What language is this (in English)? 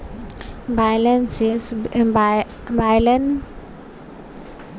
Maithili